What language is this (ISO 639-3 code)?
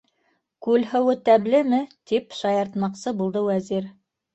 bak